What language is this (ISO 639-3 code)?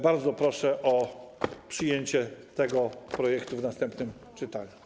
pol